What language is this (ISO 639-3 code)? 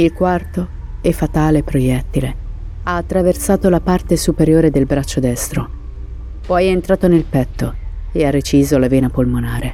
ita